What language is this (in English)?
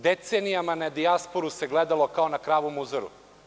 Serbian